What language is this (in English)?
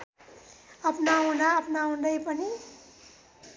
Nepali